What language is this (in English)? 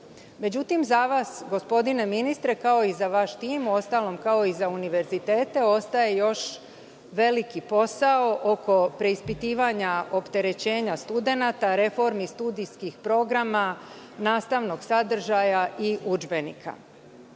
Serbian